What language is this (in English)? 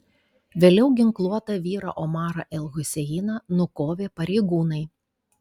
Lithuanian